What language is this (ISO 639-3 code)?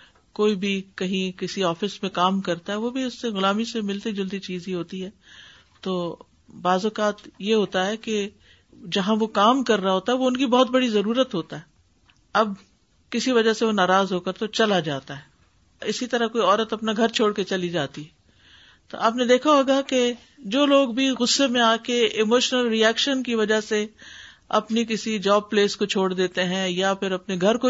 urd